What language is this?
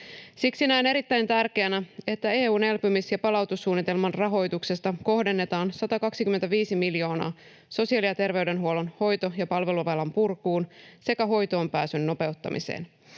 Finnish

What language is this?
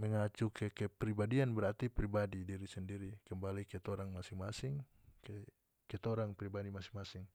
North Moluccan Malay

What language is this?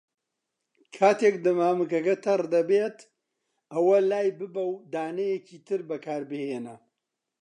Central Kurdish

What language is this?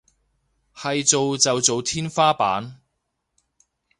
Cantonese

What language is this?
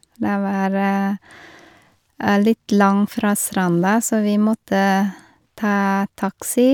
Norwegian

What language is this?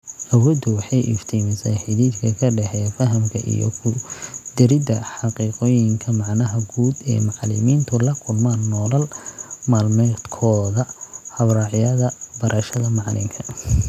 Somali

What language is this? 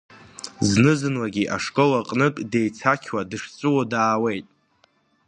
Abkhazian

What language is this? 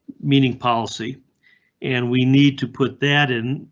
English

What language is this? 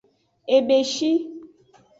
Aja (Benin)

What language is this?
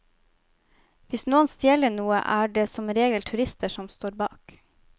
Norwegian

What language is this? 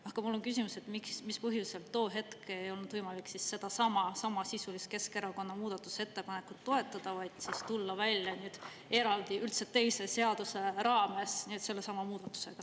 Estonian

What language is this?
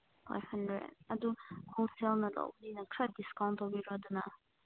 Manipuri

